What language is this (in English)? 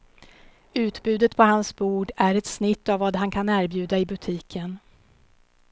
Swedish